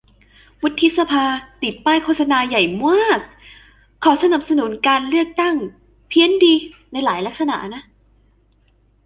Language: Thai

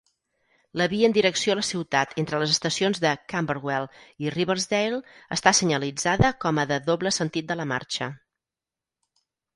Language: Catalan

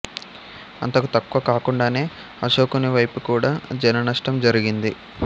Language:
Telugu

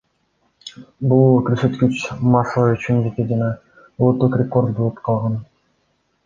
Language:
Kyrgyz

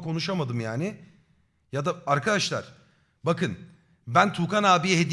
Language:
Turkish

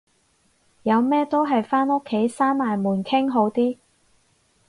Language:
Cantonese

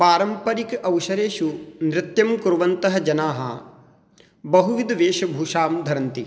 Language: Sanskrit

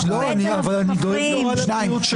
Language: Hebrew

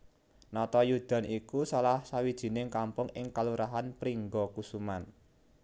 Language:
Javanese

